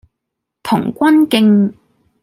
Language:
Cantonese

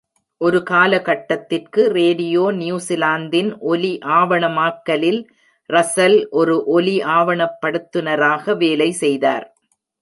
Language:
Tamil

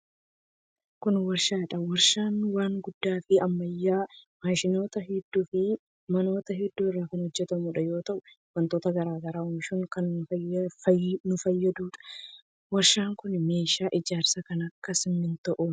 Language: Oromo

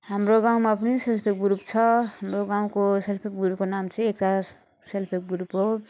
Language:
Nepali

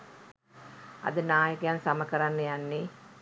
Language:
Sinhala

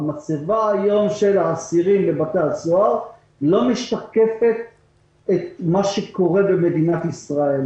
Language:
Hebrew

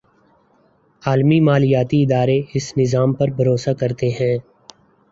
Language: Urdu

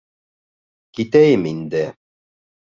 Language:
Bashkir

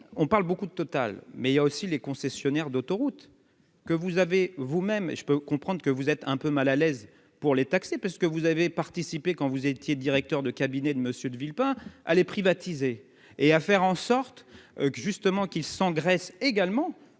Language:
French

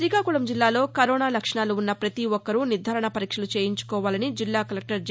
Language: Telugu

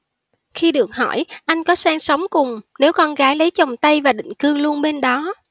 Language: Vietnamese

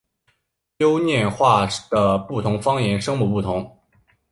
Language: Chinese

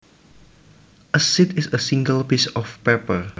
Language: Javanese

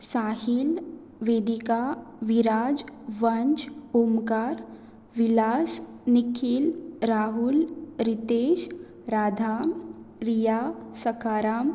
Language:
Konkani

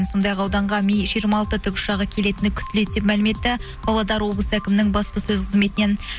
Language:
Kazakh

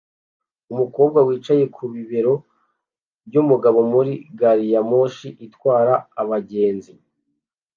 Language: Kinyarwanda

